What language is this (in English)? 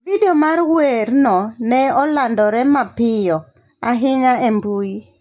Luo (Kenya and Tanzania)